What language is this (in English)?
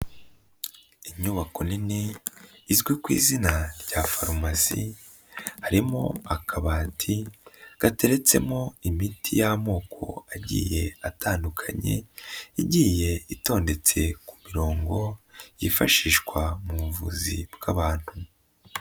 Kinyarwanda